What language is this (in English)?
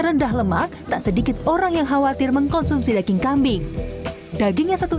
Indonesian